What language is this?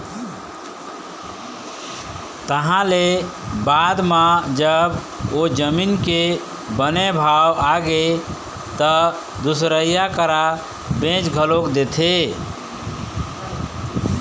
Chhattisgarhi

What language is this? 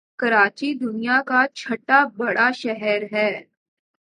Urdu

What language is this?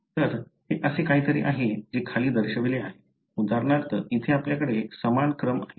Marathi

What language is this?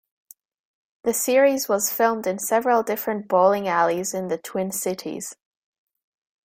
English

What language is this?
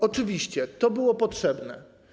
Polish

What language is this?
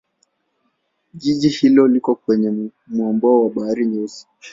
Swahili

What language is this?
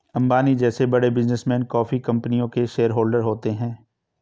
Hindi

